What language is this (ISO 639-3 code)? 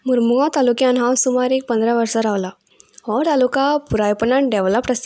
kok